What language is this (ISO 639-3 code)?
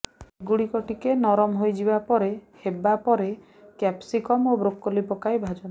ori